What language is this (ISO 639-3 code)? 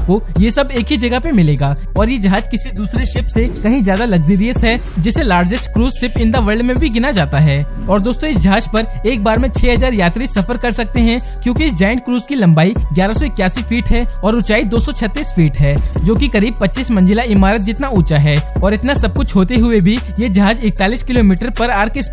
hin